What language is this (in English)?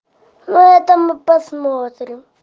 Russian